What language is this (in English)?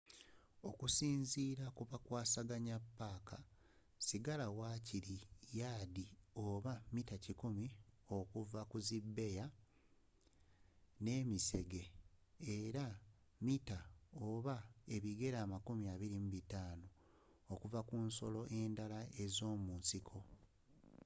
Ganda